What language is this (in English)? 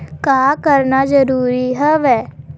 Chhattisgarhi